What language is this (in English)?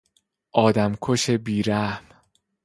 Persian